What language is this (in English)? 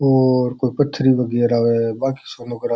Rajasthani